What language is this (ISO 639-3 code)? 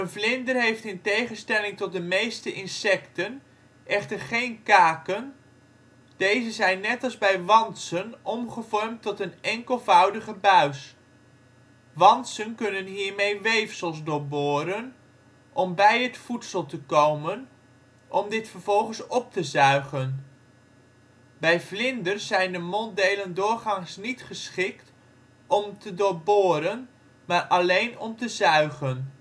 nld